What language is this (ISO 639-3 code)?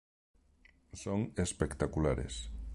spa